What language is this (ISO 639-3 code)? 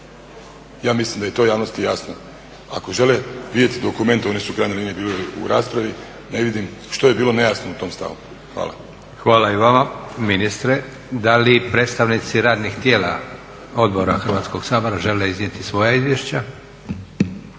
hrv